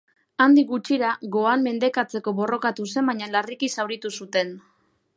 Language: Basque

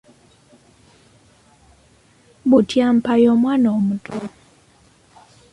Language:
Ganda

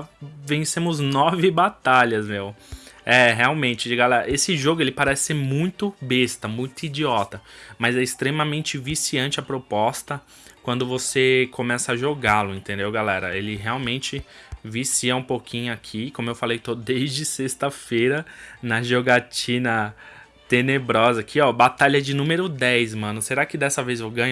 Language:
Portuguese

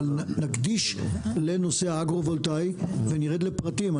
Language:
Hebrew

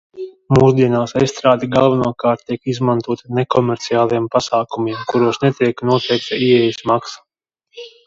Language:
Latvian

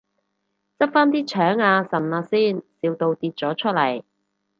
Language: Cantonese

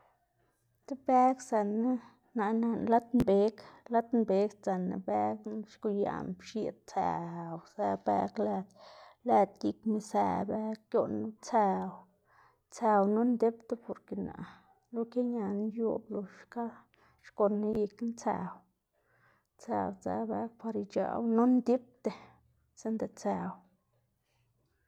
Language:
Xanaguía Zapotec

